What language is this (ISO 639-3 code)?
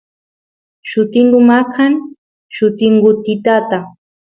qus